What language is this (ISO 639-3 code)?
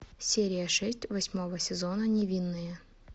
rus